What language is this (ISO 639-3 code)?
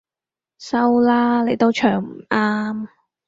yue